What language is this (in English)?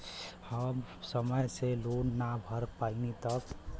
Bhojpuri